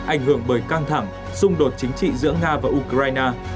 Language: Vietnamese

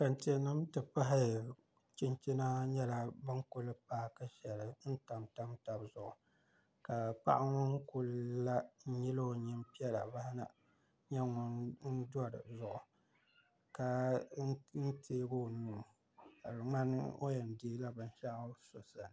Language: Dagbani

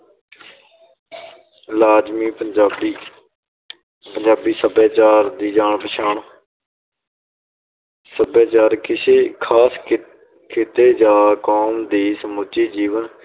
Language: Punjabi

